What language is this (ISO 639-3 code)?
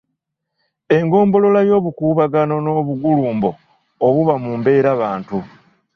lug